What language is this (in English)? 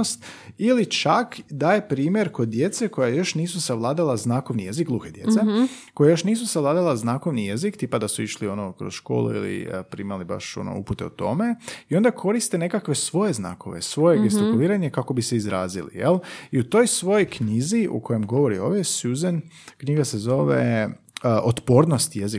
Croatian